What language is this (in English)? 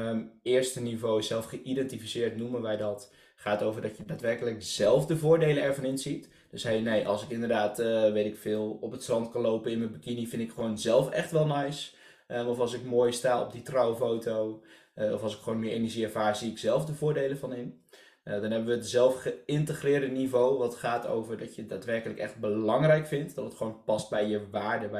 Dutch